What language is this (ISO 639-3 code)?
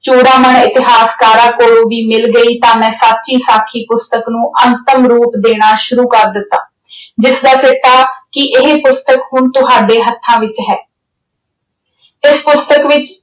pan